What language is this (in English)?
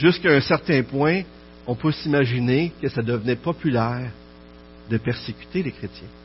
French